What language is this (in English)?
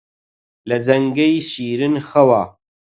Central Kurdish